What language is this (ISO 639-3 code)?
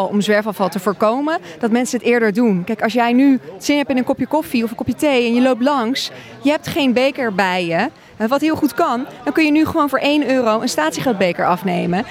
nld